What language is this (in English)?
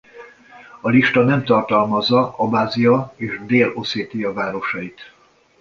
Hungarian